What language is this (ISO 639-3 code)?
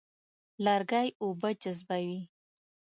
pus